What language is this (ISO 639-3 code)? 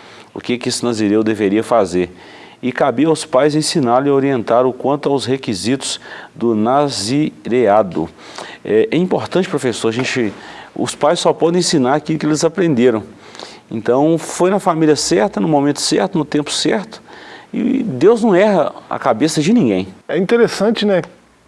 por